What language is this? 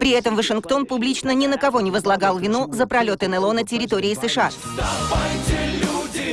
Russian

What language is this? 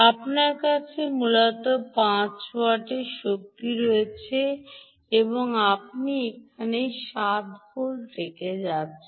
Bangla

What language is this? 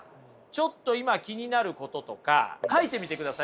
Japanese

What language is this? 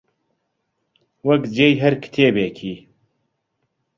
Central Kurdish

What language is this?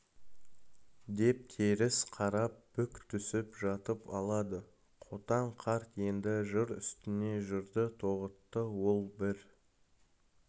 Kazakh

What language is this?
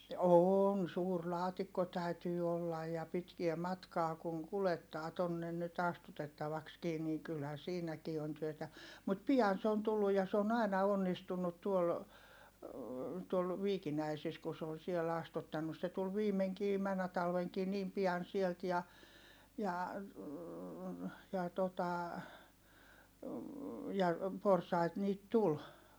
Finnish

